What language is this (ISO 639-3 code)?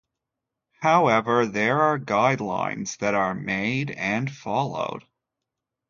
eng